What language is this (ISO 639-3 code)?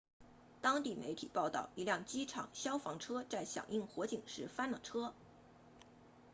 zho